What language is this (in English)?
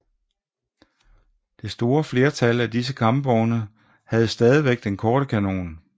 Danish